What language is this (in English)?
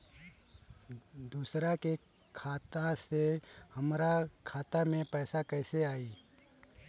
Bhojpuri